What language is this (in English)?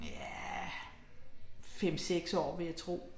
Danish